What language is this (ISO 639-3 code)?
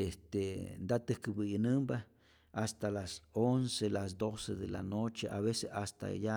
zor